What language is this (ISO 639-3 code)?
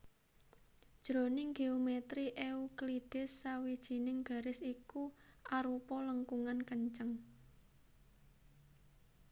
jav